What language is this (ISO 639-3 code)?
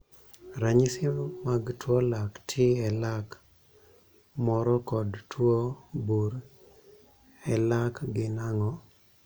luo